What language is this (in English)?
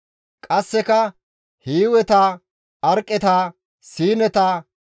Gamo